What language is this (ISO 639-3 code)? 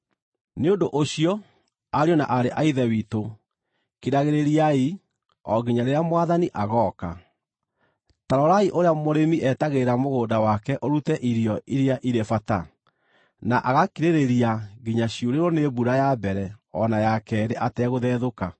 kik